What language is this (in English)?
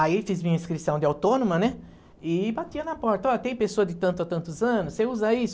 Portuguese